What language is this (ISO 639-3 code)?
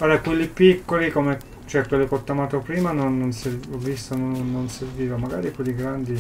ita